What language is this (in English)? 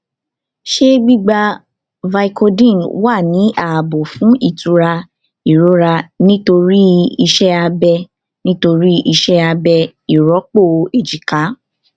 Yoruba